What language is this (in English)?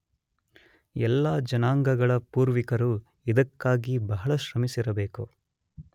Kannada